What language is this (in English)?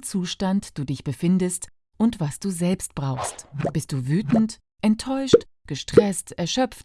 German